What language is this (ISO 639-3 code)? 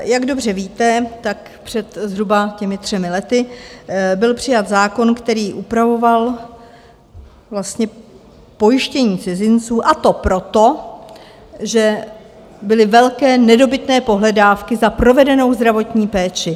ces